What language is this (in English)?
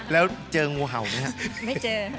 Thai